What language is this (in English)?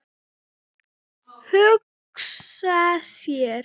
Icelandic